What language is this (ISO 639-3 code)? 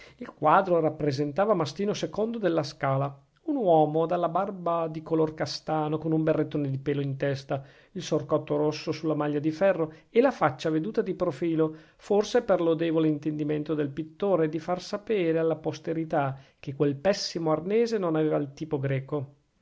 ita